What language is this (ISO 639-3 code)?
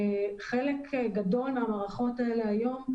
heb